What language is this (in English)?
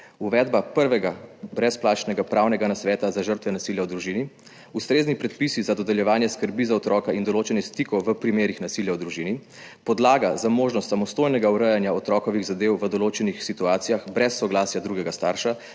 Slovenian